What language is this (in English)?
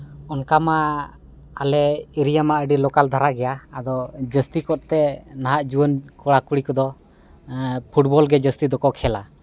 Santali